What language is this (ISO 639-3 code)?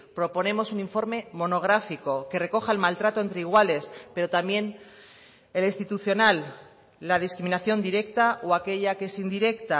spa